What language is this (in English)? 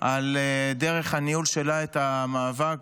Hebrew